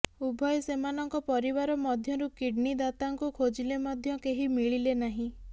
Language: Odia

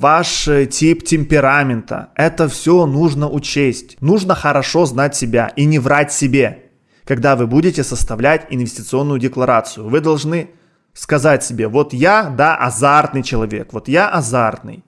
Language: Russian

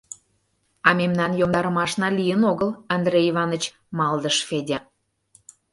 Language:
Mari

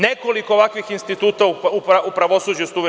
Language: Serbian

